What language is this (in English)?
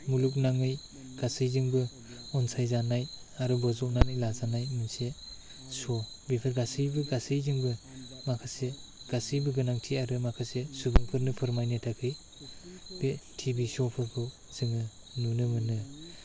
Bodo